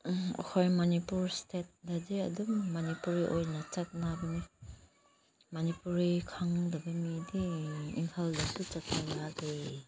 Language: Manipuri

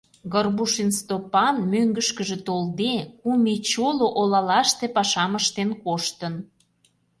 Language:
Mari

